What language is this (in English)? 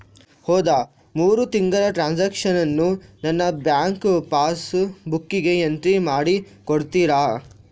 Kannada